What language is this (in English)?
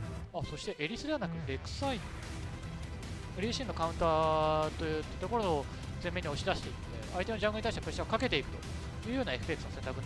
Japanese